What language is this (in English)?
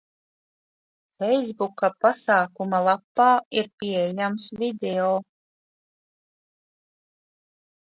Latvian